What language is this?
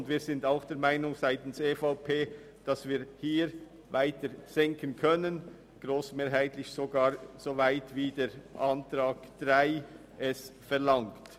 Swiss German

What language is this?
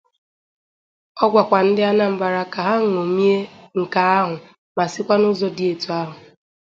Igbo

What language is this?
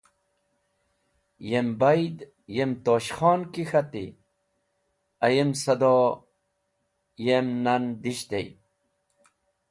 Wakhi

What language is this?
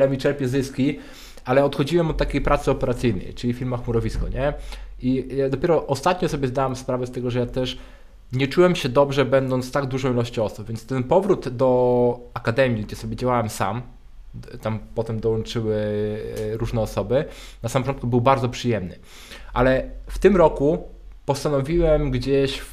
Polish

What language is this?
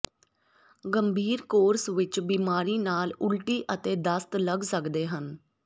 Punjabi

